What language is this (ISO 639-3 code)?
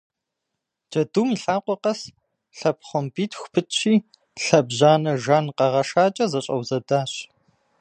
kbd